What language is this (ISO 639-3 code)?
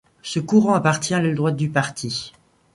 fra